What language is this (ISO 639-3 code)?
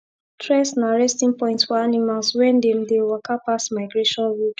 pcm